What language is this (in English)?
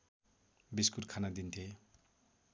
Nepali